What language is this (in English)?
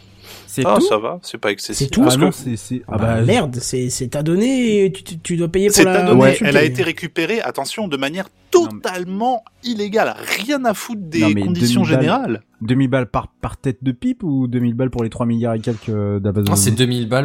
French